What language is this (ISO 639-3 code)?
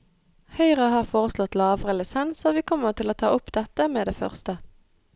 nor